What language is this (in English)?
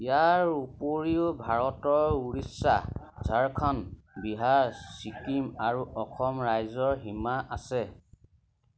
Assamese